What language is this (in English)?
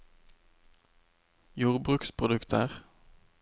Norwegian